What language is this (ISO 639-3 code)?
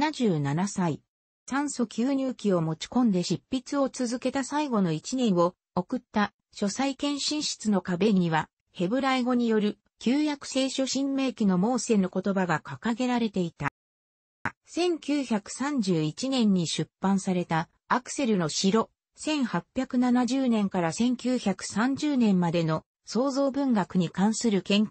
jpn